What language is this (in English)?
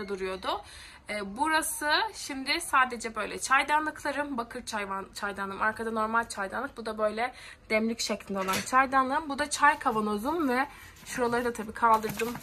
Turkish